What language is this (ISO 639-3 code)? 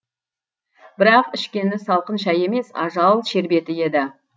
kaz